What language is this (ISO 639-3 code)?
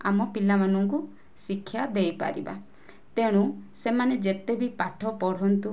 ori